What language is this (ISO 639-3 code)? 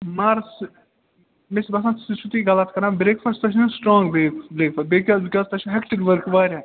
kas